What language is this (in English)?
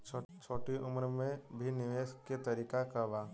Bhojpuri